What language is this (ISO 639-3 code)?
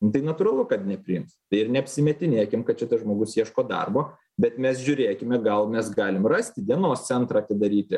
lit